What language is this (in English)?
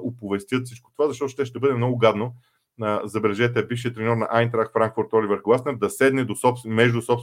Bulgarian